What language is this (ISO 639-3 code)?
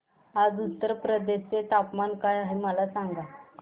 mar